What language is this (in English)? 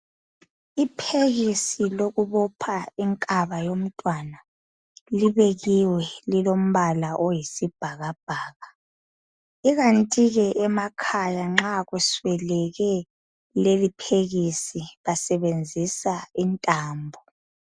North Ndebele